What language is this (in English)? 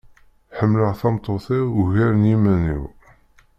Kabyle